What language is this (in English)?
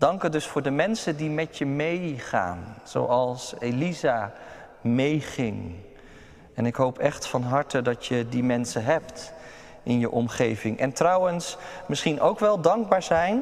Dutch